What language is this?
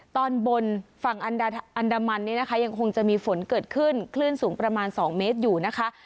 Thai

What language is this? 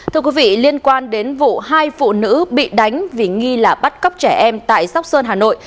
Vietnamese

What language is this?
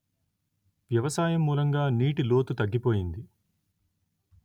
Telugu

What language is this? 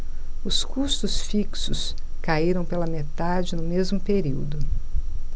Portuguese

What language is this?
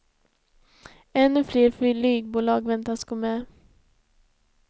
Swedish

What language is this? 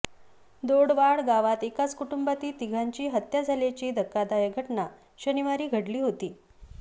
Marathi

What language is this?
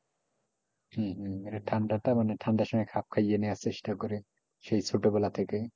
Bangla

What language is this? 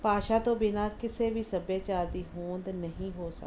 Punjabi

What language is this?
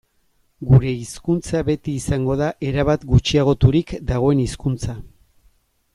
Basque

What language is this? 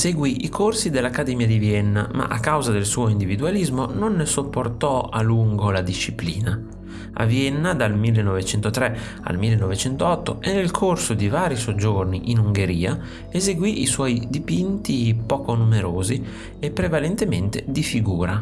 Italian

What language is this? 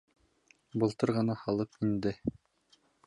Bashkir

